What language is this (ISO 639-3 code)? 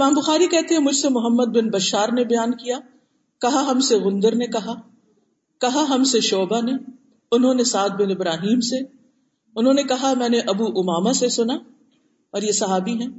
urd